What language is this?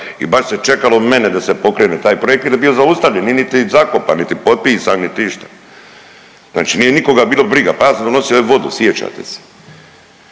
Croatian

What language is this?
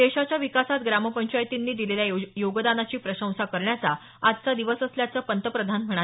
Marathi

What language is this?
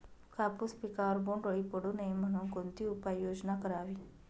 Marathi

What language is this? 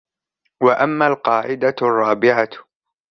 Arabic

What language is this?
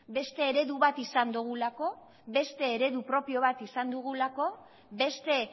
Basque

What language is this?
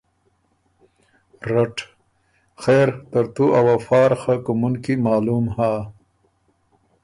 Ormuri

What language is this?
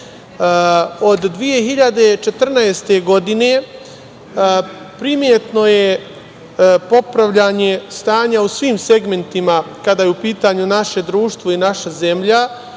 Serbian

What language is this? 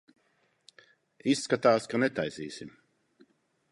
Latvian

